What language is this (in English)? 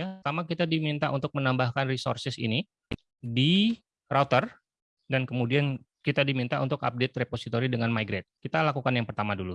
Indonesian